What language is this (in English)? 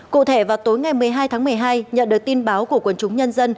Vietnamese